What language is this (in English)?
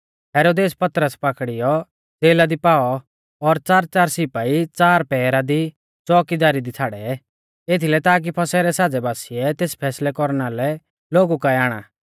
Mahasu Pahari